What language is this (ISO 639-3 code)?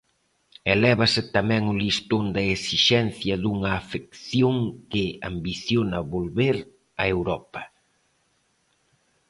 glg